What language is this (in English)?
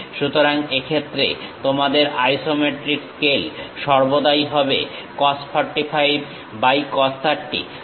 Bangla